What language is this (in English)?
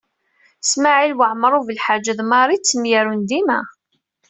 Kabyle